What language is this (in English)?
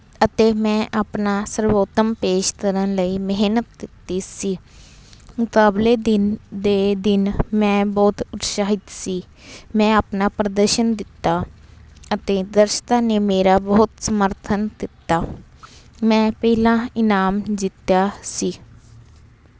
Punjabi